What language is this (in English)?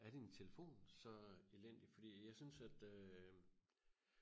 Danish